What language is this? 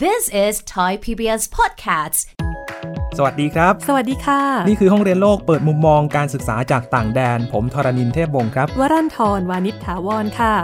Thai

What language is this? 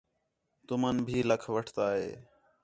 Khetrani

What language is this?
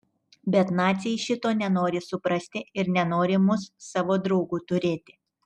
Lithuanian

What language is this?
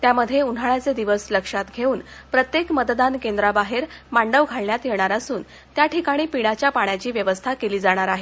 Marathi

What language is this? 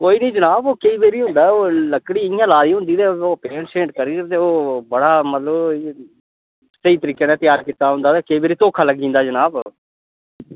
Dogri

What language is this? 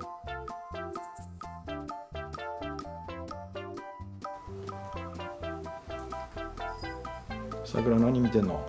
Japanese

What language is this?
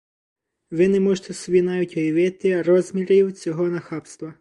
Ukrainian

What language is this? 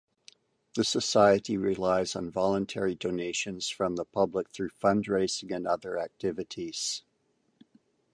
English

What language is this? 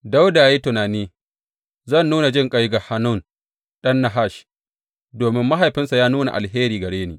Hausa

